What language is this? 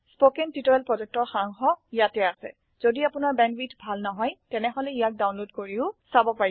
Assamese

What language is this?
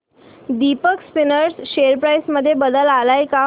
Marathi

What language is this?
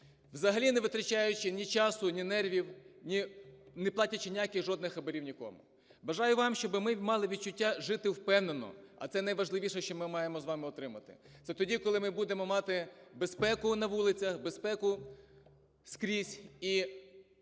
Ukrainian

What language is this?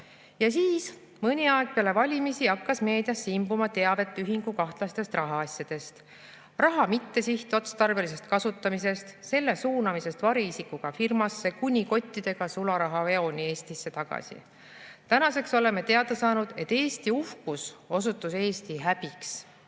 Estonian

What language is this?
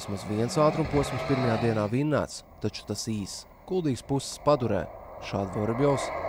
Latvian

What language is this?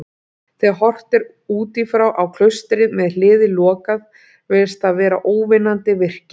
Icelandic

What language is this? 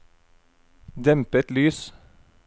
Norwegian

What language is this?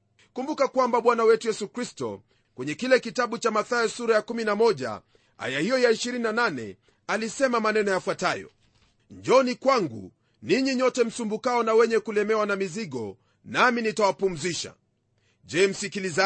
Swahili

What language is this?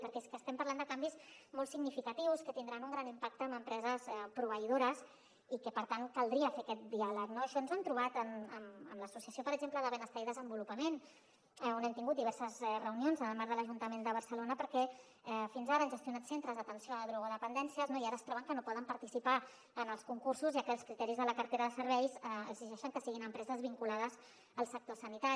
Catalan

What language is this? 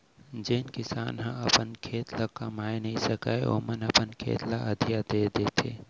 Chhattisgarhi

